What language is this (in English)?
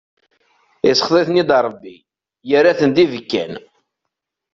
Kabyle